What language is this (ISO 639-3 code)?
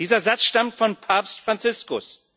deu